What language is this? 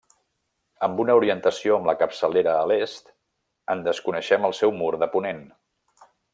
Catalan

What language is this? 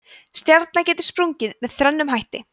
Icelandic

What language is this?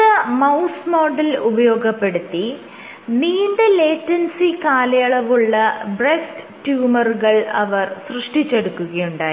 Malayalam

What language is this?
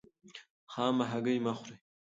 Pashto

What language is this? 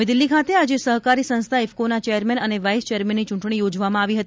Gujarati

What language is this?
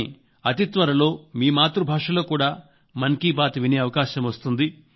Telugu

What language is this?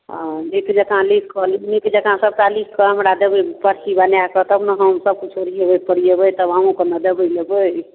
Maithili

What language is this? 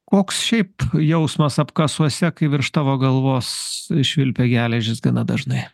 Lithuanian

